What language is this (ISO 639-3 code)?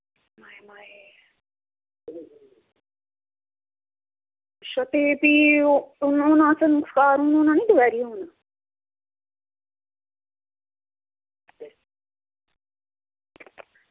doi